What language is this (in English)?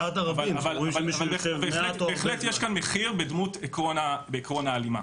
Hebrew